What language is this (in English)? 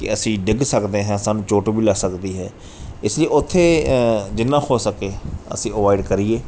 Punjabi